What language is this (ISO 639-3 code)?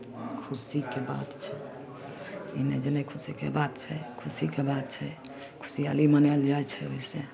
mai